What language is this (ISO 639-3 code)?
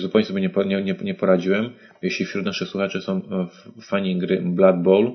pol